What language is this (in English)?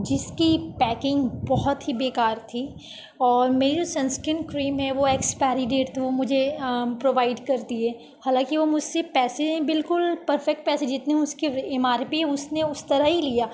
Urdu